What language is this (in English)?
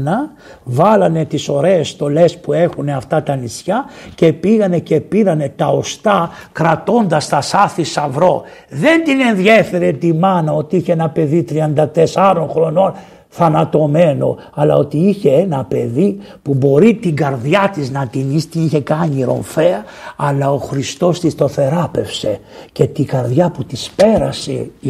Greek